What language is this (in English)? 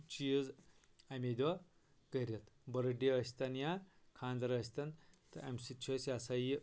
Kashmiri